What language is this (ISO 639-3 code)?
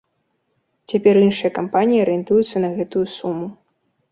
bel